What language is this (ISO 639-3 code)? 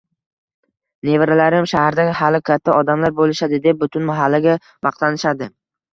uzb